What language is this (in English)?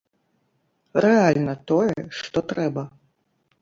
Belarusian